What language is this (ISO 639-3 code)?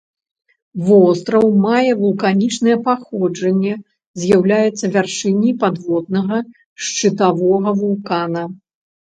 bel